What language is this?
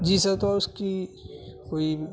Urdu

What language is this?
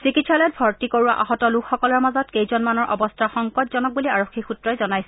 Assamese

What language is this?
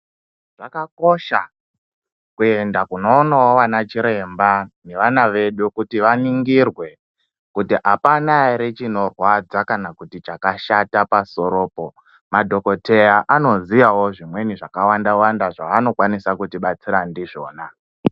Ndau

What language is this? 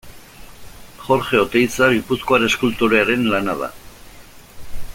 Basque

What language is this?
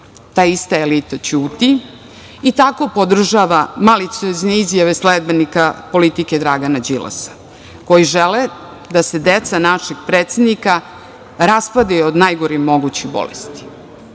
Serbian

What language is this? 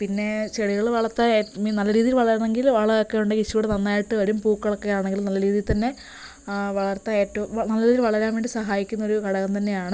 Malayalam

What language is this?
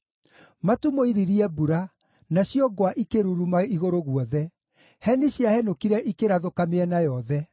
Kikuyu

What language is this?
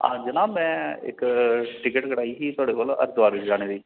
Dogri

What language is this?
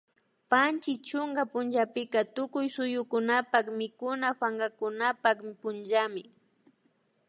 Imbabura Highland Quichua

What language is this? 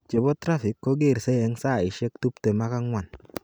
Kalenjin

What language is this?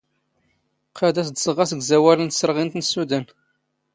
Standard Moroccan Tamazight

